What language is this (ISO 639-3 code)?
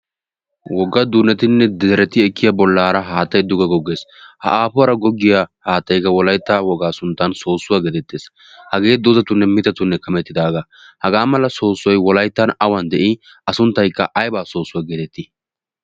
wal